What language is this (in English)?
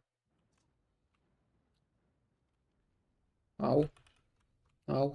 Romanian